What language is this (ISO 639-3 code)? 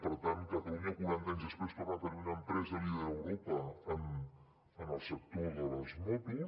cat